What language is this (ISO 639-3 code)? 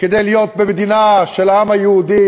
heb